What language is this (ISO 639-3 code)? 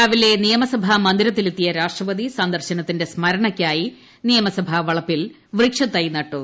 mal